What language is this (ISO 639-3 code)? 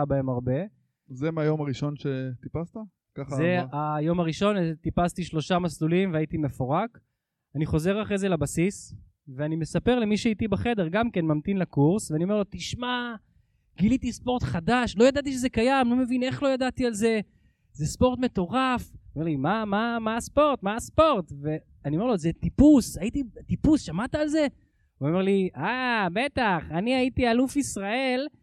heb